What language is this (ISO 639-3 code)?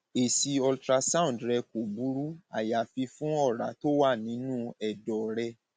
yor